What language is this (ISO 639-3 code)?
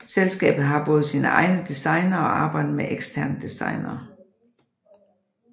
dan